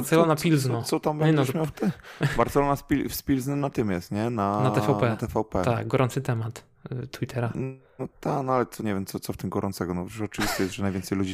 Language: Polish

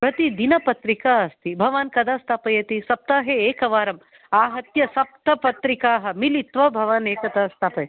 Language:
Sanskrit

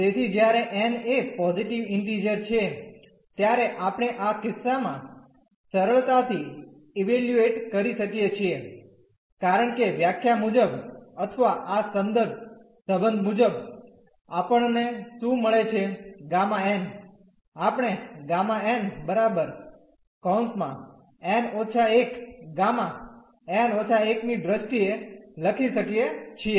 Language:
Gujarati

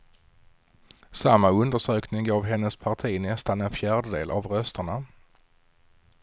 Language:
Swedish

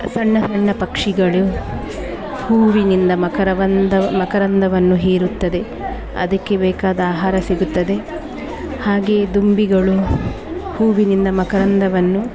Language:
Kannada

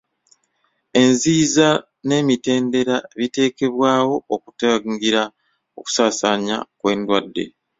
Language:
Ganda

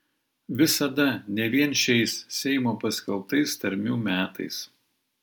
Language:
Lithuanian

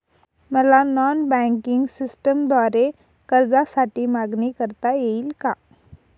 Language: Marathi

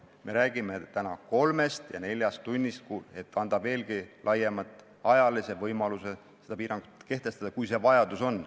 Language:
Estonian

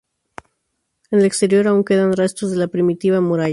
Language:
Spanish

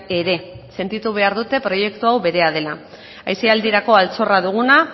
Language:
Basque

